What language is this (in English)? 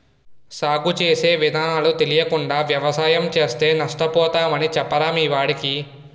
Telugu